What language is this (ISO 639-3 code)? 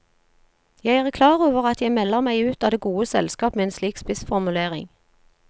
nor